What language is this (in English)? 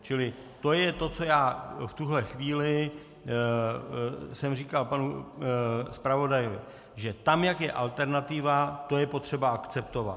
Czech